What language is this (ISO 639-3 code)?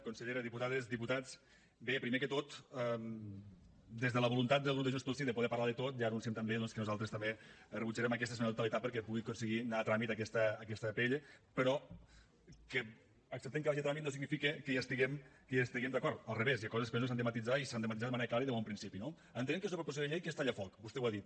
cat